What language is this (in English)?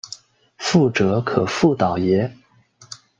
Chinese